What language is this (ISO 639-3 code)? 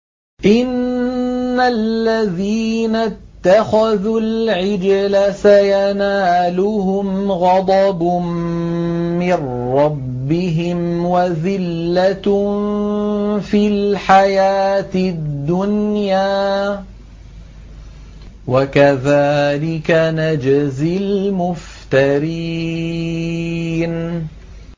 ara